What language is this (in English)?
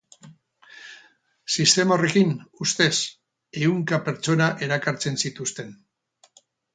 Basque